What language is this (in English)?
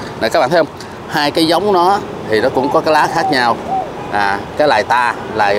Vietnamese